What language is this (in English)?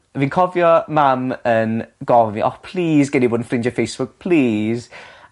Welsh